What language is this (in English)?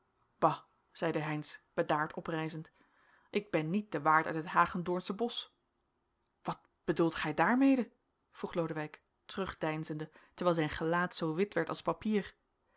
Dutch